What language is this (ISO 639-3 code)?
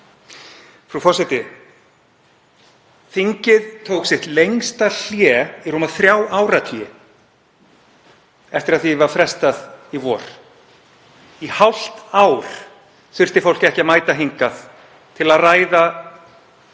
isl